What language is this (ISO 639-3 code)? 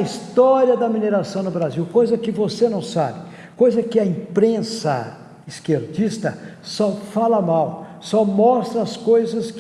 por